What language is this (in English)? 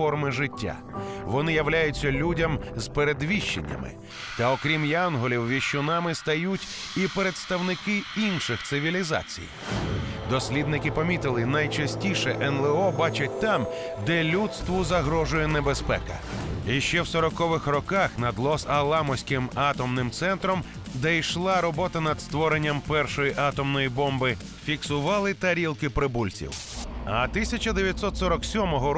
Ukrainian